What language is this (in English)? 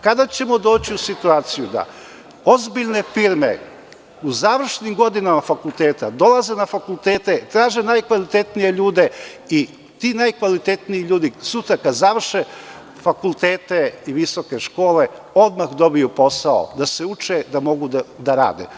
Serbian